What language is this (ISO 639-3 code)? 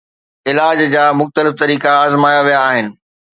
snd